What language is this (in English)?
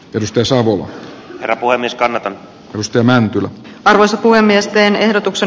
Finnish